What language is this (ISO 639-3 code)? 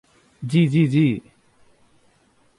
ben